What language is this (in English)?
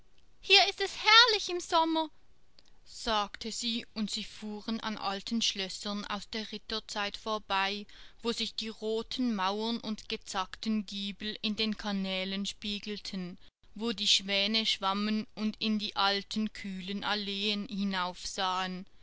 German